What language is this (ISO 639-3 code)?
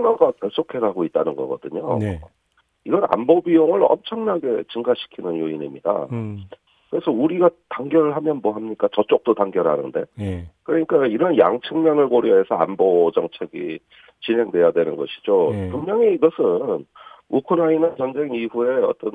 kor